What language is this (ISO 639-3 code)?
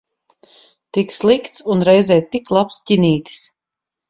lav